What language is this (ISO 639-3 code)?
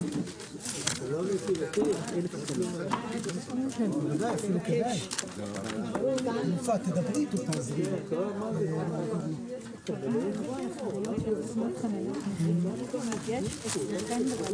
heb